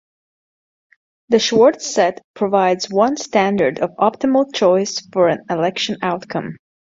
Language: English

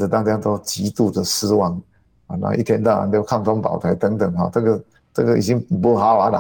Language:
Chinese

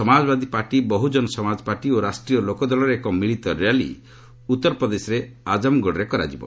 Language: Odia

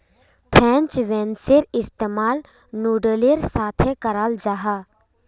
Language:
Magahi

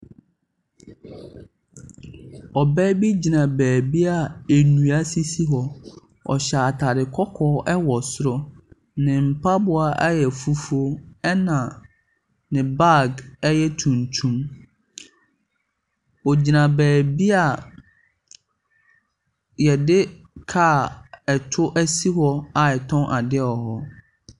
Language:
Akan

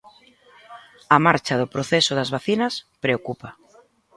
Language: Galician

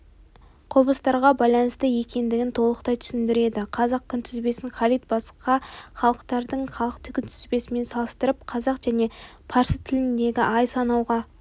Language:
Kazakh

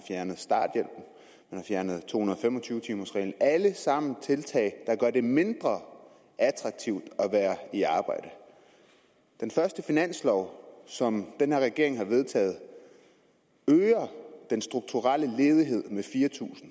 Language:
Danish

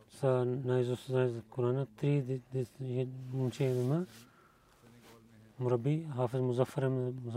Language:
Bulgarian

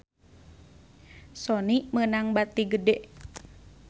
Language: Sundanese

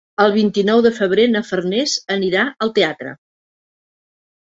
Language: Catalan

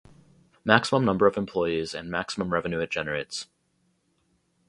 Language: English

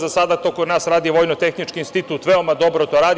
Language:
Serbian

